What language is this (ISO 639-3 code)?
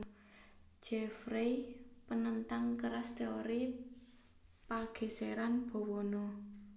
jav